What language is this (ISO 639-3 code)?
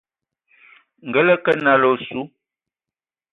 ewo